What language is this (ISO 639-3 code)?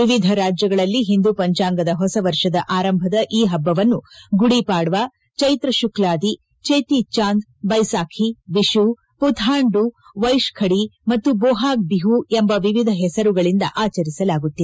kan